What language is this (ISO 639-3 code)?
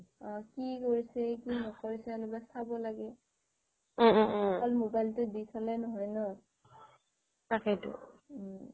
asm